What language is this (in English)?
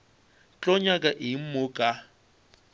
Northern Sotho